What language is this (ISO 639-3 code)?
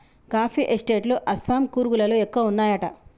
tel